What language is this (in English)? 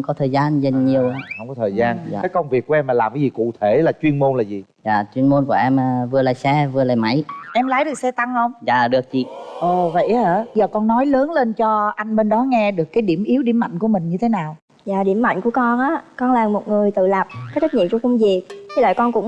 Vietnamese